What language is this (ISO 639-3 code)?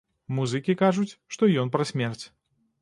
bel